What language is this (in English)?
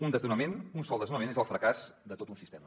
Catalan